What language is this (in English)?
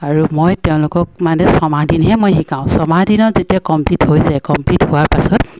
Assamese